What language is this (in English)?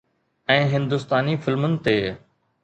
Sindhi